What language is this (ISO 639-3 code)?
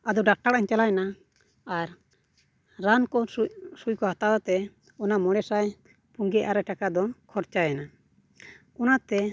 sat